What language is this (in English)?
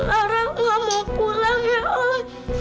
Indonesian